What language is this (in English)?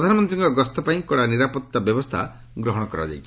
Odia